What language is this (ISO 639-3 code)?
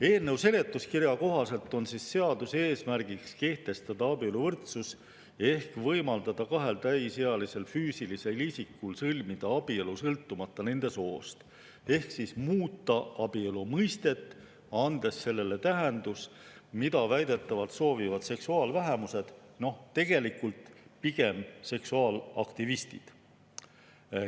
est